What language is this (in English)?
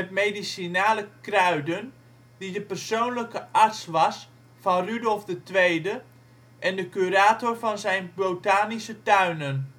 Dutch